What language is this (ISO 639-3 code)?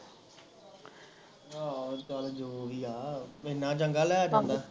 pan